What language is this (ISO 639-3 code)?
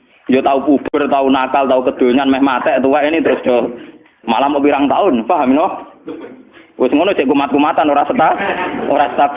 ind